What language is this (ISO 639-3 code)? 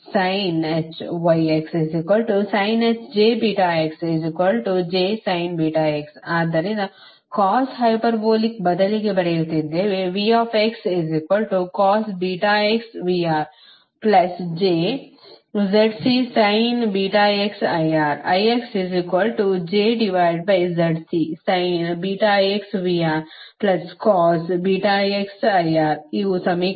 kan